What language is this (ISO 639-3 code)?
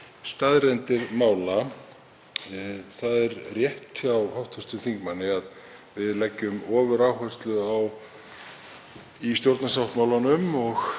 isl